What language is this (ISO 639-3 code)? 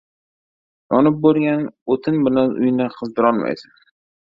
uzb